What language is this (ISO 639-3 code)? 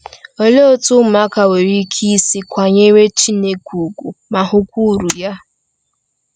ibo